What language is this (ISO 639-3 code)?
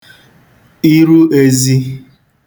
ibo